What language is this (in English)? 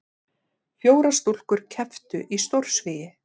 Icelandic